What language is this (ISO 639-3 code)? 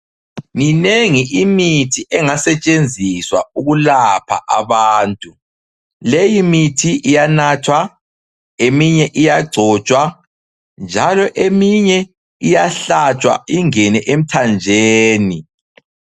nde